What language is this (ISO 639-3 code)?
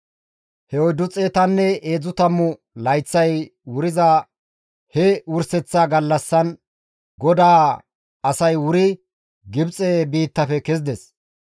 gmv